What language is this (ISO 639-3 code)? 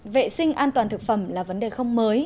vie